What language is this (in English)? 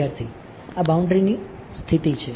Gujarati